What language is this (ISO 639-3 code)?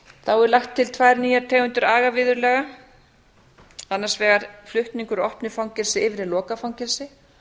isl